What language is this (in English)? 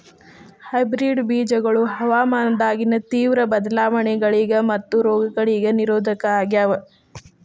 Kannada